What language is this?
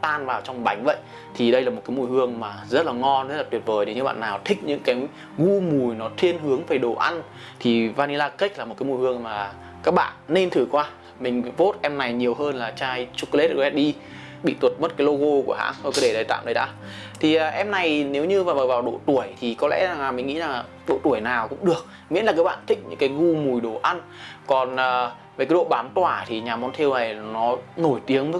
Vietnamese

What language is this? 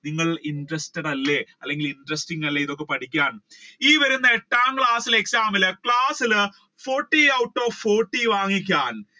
Malayalam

